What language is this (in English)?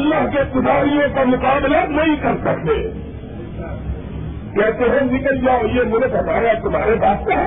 Urdu